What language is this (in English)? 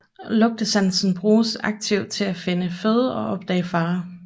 Danish